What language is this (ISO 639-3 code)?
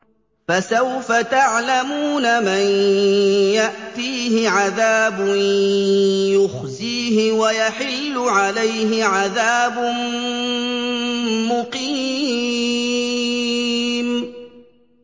ara